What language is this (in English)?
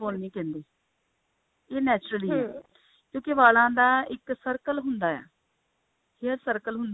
Punjabi